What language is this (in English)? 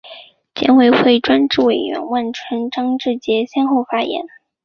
Chinese